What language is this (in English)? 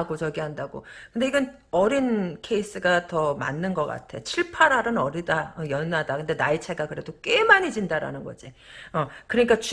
Korean